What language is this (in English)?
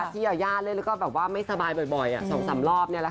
Thai